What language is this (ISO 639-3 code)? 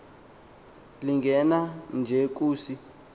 xho